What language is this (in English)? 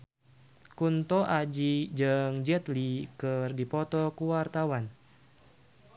Sundanese